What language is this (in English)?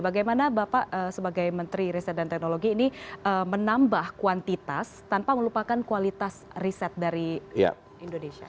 Indonesian